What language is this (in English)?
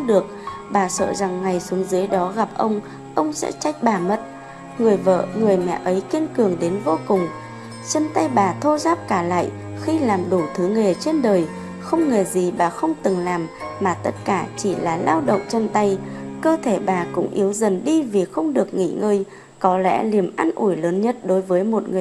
Vietnamese